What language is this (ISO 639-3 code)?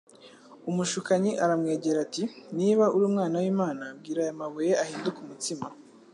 kin